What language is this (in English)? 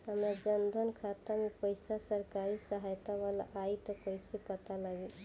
Bhojpuri